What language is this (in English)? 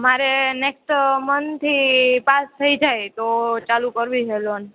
Gujarati